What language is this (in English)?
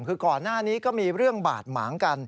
Thai